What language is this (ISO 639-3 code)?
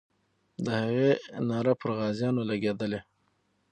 pus